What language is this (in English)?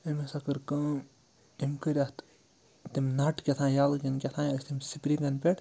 Kashmiri